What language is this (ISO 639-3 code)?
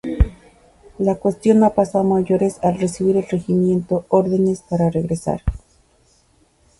spa